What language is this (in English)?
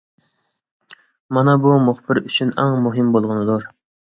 Uyghur